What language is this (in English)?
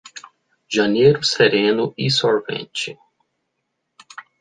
Portuguese